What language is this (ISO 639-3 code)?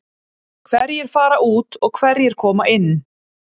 isl